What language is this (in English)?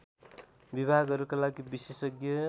Nepali